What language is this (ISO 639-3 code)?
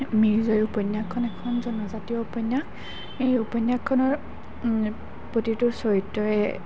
asm